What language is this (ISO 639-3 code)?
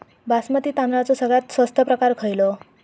mar